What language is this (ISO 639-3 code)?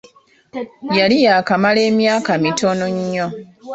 lug